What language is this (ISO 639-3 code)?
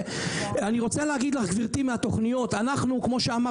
heb